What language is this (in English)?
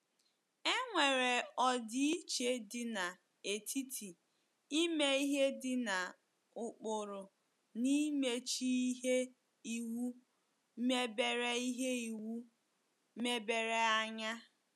Igbo